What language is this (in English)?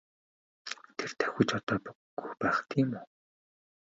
Mongolian